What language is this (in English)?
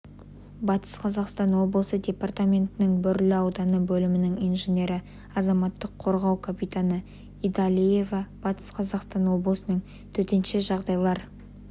Kazakh